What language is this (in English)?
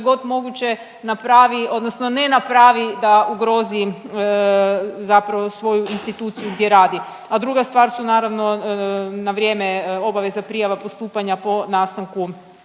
Croatian